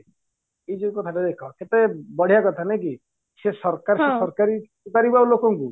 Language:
Odia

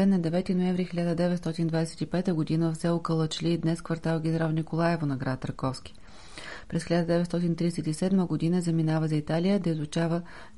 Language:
Bulgarian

